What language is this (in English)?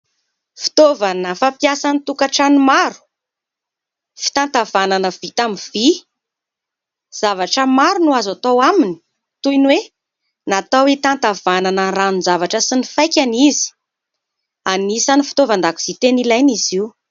Malagasy